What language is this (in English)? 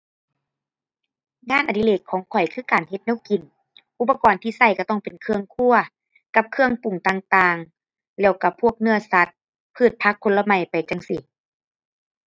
Thai